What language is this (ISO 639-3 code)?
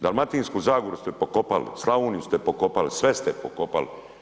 hrv